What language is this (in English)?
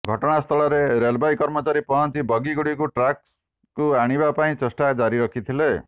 Odia